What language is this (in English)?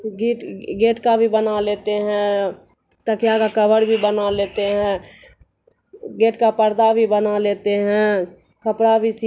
Urdu